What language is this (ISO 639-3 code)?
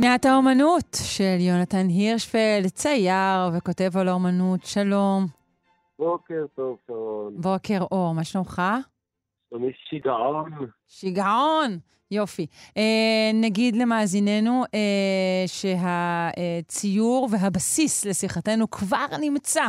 heb